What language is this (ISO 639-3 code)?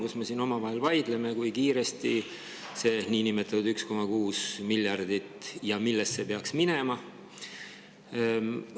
est